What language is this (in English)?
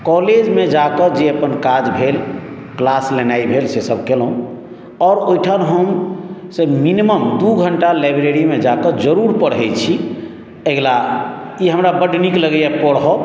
Maithili